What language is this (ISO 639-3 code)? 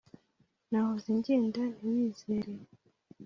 kin